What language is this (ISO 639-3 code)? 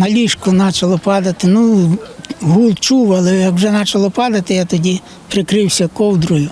ukr